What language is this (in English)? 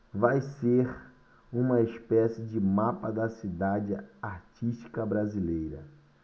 Portuguese